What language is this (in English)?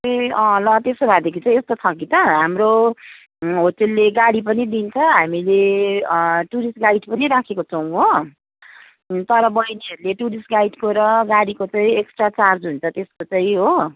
Nepali